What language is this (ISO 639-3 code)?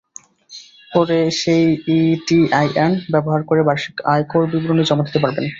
ben